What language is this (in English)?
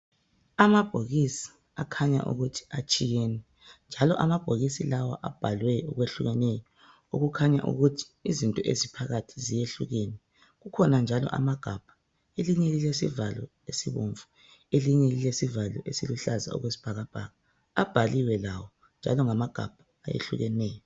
North Ndebele